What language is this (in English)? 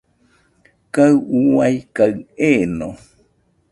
Nüpode Huitoto